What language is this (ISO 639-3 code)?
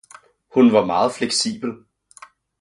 dan